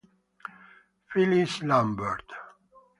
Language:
Italian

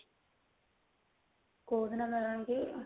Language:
Odia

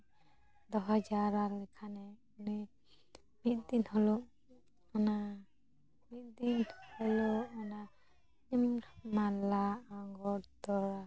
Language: Santali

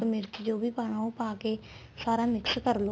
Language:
Punjabi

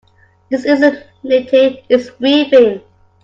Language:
English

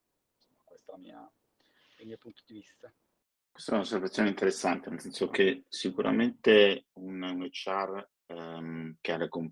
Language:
Italian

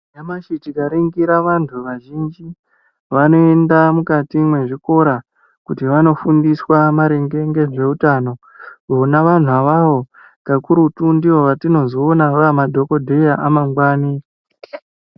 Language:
Ndau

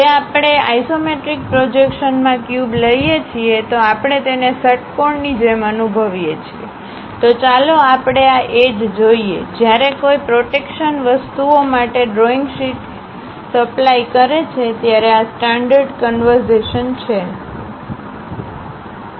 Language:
Gujarati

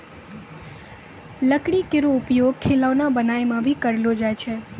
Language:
Maithili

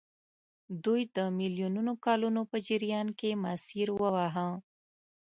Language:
Pashto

